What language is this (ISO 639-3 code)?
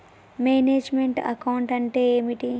tel